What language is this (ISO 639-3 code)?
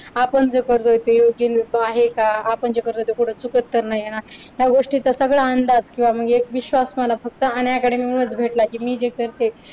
mar